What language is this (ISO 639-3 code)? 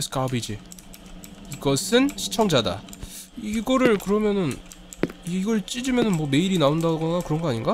kor